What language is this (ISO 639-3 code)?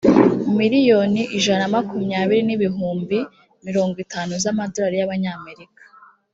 kin